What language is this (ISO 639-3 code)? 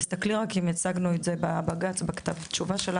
heb